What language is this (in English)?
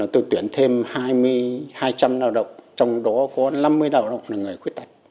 Vietnamese